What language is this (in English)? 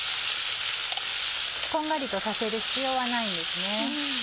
Japanese